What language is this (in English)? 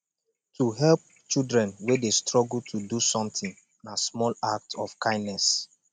Nigerian Pidgin